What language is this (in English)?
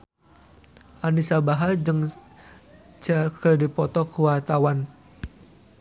Sundanese